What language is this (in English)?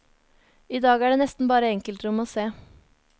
Norwegian